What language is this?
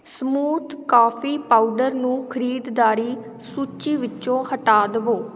Punjabi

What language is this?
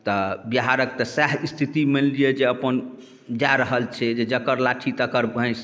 Maithili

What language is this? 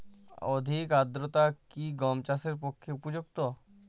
Bangla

